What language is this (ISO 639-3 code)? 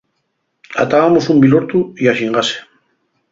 ast